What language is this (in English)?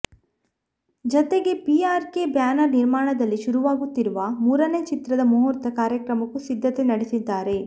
Kannada